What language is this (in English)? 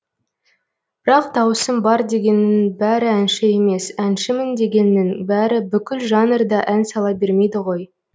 Kazakh